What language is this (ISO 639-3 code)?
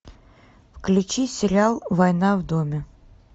rus